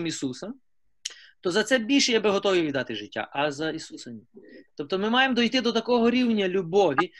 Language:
Ukrainian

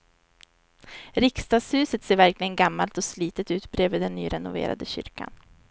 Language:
Swedish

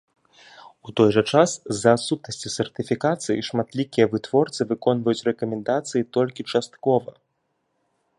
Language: Belarusian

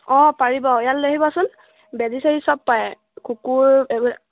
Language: Assamese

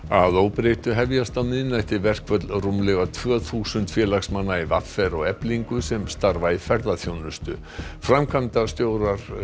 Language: Icelandic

